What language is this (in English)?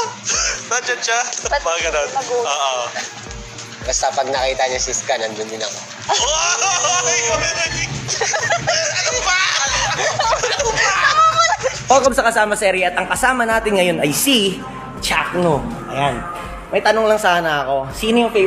Filipino